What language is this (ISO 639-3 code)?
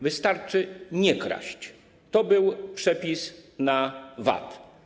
pol